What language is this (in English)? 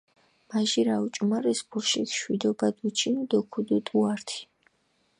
Mingrelian